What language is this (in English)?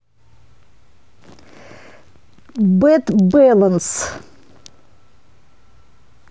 Russian